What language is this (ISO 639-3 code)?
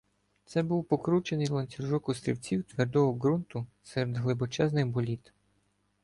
ukr